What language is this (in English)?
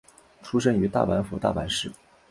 Chinese